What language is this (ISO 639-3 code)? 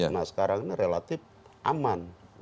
ind